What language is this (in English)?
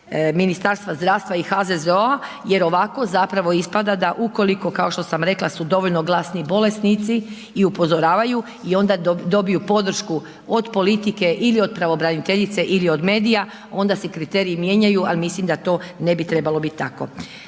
Croatian